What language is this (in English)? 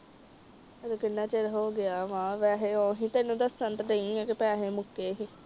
Punjabi